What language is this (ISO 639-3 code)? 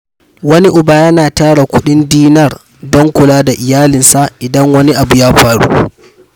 hau